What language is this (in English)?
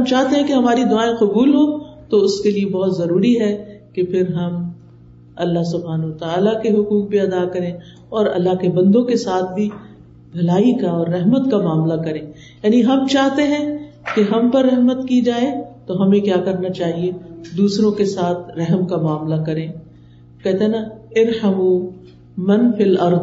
Urdu